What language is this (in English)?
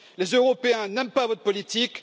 French